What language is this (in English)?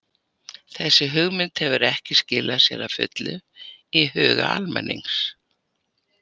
Icelandic